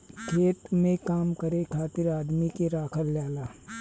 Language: Bhojpuri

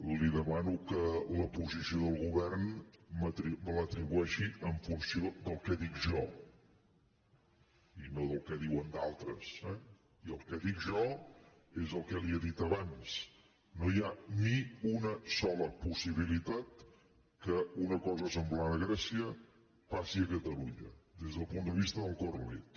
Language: Catalan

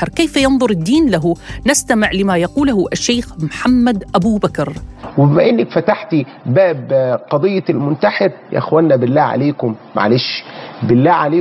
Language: Arabic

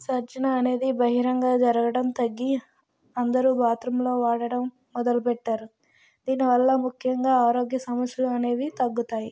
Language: Telugu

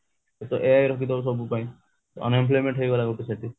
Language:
Odia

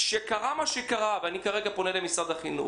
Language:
Hebrew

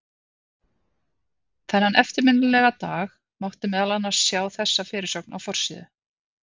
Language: Icelandic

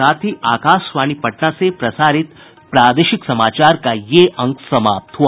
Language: Hindi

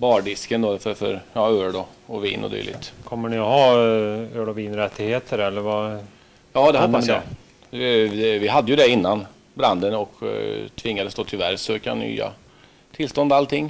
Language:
Swedish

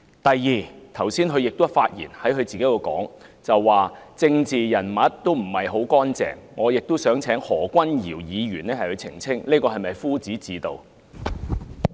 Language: Cantonese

